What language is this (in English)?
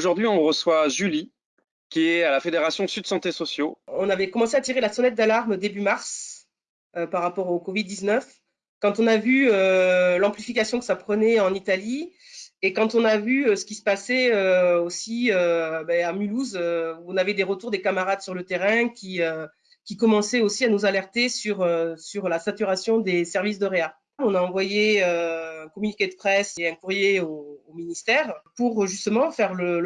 French